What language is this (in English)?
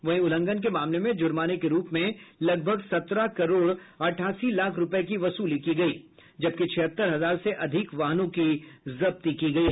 Hindi